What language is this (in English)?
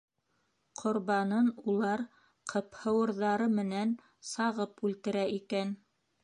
Bashkir